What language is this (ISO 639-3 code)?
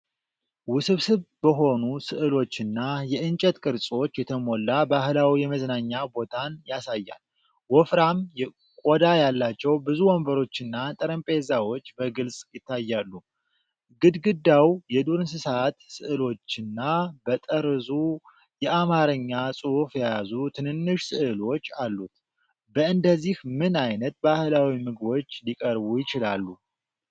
amh